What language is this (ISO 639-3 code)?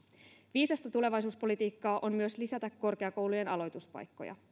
fin